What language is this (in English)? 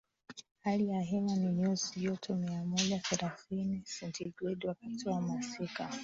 Swahili